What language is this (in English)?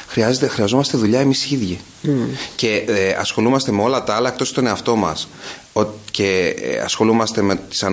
Greek